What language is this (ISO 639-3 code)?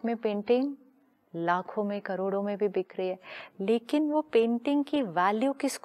hin